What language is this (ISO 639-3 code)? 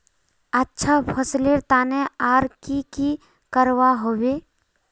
mag